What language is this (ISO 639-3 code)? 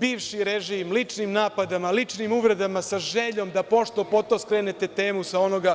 srp